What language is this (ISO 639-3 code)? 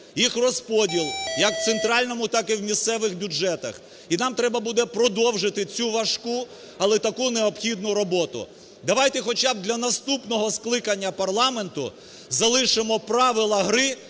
ukr